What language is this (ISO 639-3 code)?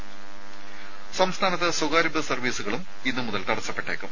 mal